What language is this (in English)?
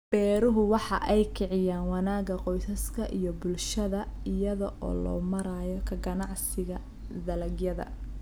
Somali